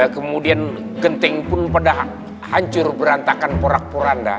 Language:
Indonesian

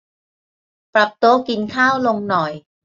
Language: Thai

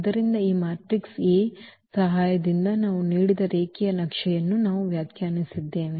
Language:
Kannada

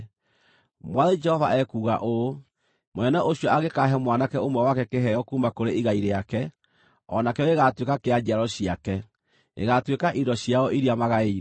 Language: Kikuyu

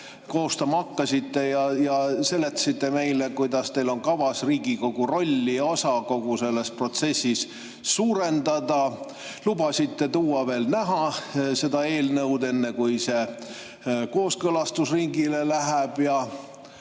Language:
Estonian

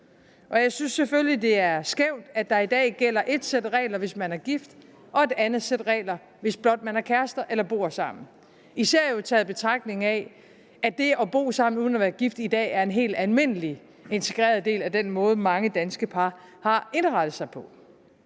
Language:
Danish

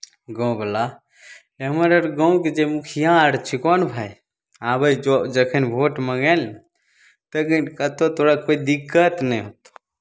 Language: Maithili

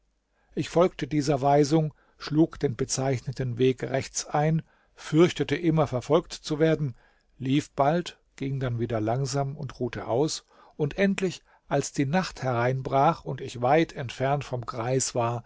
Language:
German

